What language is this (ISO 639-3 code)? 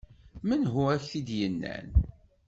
kab